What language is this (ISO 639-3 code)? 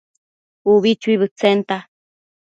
mcf